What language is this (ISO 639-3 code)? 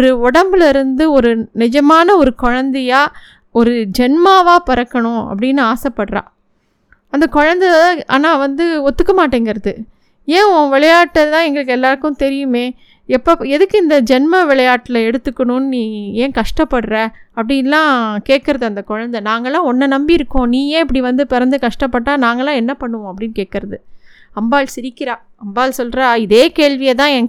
tam